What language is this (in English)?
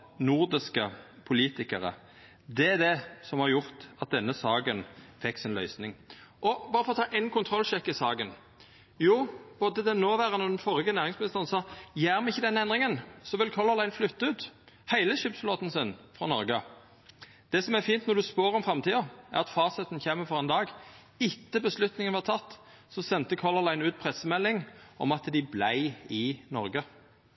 Norwegian Nynorsk